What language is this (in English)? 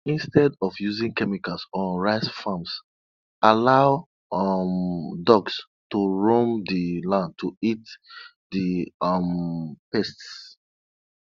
Nigerian Pidgin